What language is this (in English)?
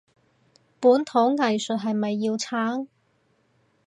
Cantonese